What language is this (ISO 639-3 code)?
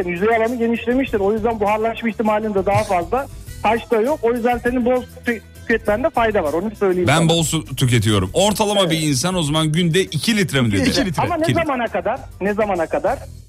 tur